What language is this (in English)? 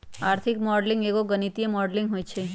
Magahi